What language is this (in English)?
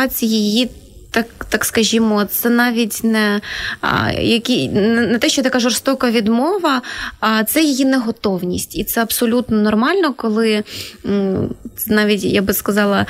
Ukrainian